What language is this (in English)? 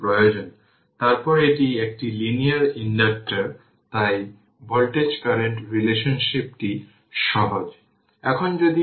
Bangla